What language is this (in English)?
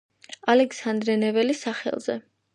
Georgian